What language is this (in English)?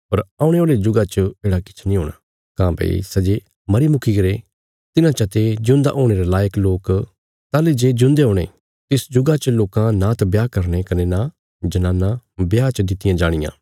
Bilaspuri